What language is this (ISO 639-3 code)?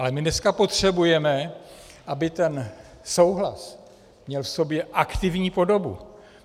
ces